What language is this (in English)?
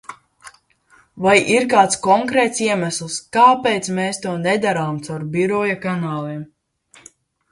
Latvian